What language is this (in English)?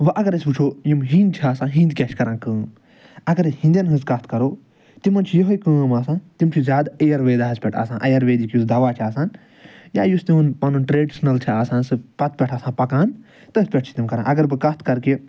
Kashmiri